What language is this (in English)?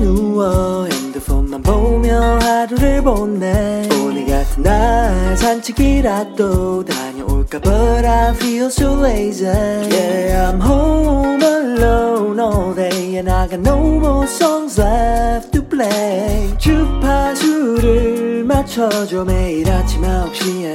Korean